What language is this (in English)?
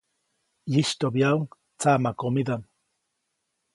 Copainalá Zoque